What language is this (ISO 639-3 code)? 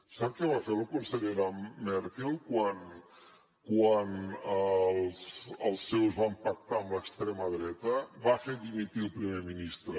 cat